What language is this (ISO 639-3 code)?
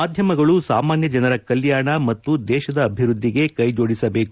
kan